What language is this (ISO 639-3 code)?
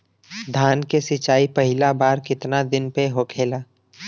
bho